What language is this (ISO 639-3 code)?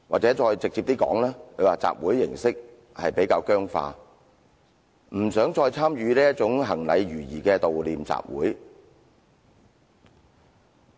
yue